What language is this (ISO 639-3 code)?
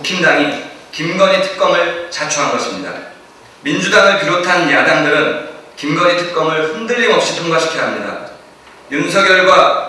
kor